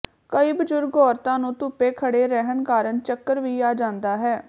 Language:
Punjabi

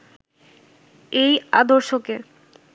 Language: Bangla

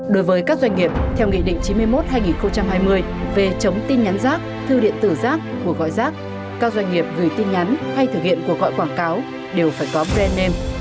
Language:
Vietnamese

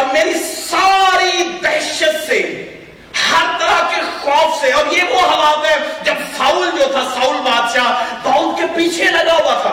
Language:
Urdu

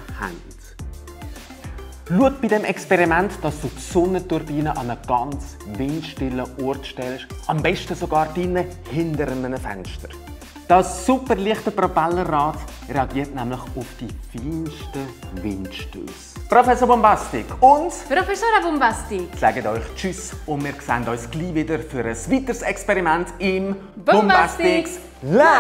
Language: German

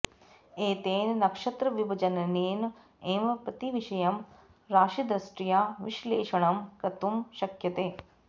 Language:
Sanskrit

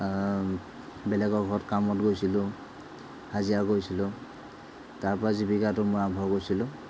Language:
Assamese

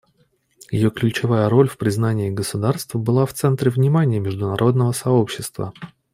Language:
Russian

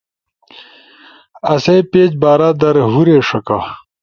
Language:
Ushojo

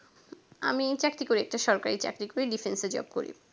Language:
Bangla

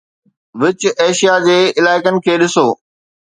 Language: Sindhi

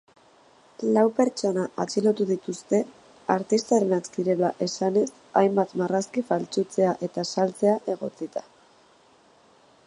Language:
Basque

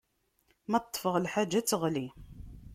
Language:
Kabyle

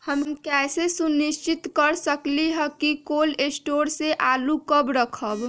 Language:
Magahi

